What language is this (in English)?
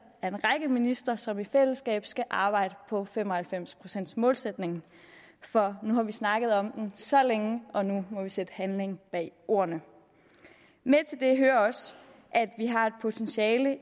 Danish